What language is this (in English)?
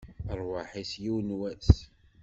Kabyle